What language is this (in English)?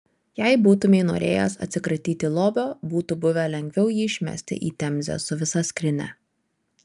Lithuanian